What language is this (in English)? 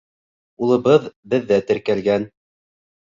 Bashkir